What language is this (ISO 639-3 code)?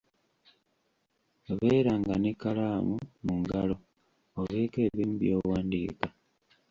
lug